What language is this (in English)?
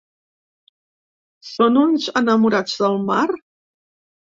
Catalan